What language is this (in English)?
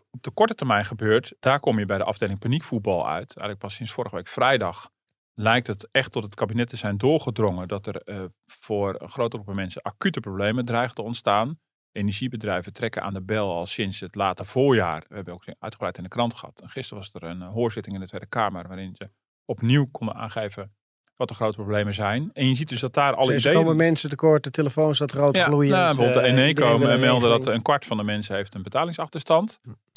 Dutch